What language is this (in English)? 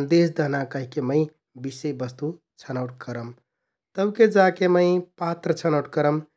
Kathoriya Tharu